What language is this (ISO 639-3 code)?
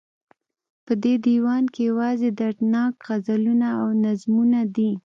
pus